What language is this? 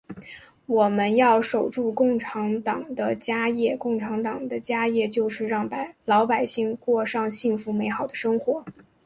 Chinese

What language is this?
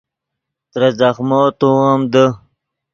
Yidgha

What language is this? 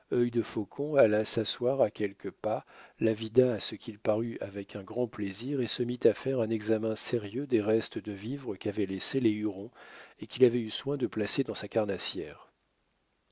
French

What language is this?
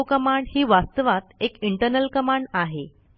Marathi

